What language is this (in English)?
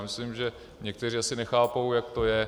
Czech